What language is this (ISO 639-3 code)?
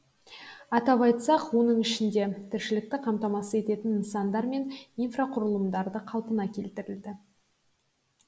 kaz